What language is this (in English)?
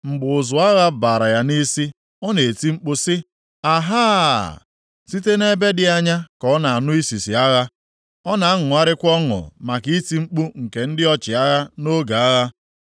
Igbo